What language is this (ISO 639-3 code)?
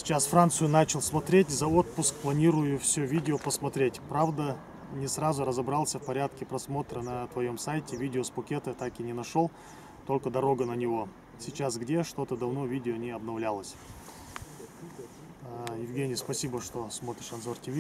rus